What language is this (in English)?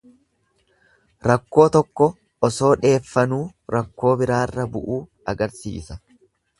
Oromo